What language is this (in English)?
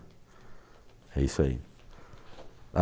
Portuguese